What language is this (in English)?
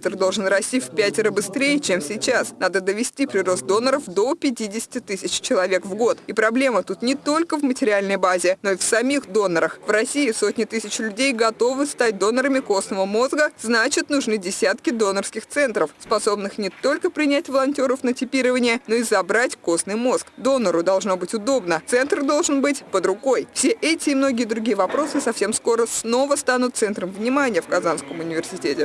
Russian